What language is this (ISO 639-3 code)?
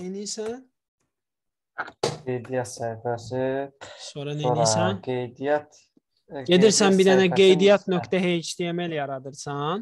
tur